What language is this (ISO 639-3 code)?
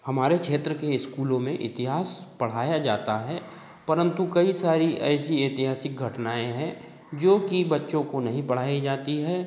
hin